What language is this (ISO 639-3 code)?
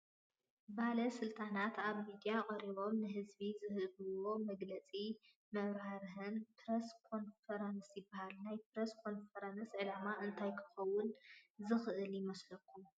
tir